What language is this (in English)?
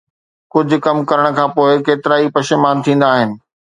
Sindhi